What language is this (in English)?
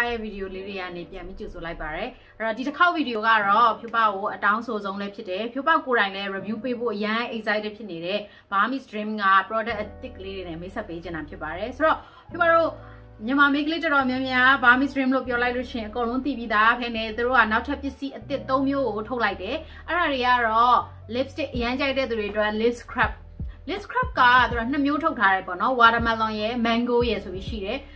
Thai